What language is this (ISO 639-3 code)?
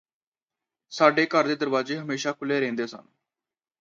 pan